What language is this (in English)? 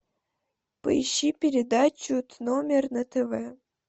Russian